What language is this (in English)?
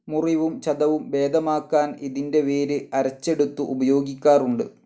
Malayalam